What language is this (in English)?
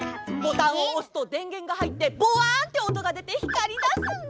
Japanese